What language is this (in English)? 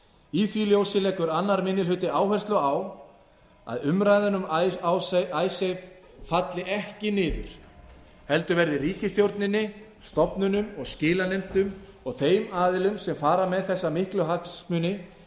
Icelandic